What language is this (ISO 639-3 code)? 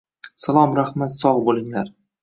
uzb